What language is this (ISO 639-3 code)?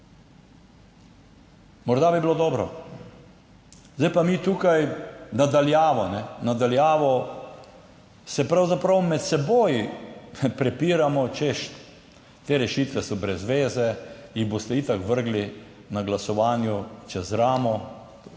slv